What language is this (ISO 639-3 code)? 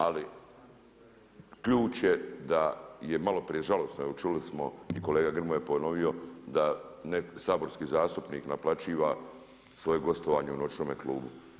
hrv